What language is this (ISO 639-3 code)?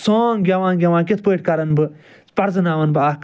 kas